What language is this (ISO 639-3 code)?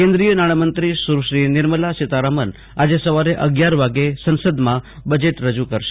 guj